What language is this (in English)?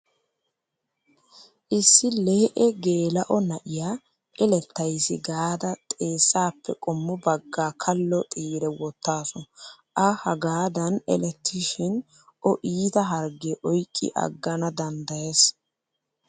Wolaytta